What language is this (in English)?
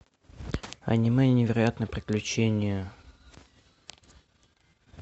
Russian